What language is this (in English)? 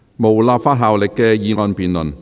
Cantonese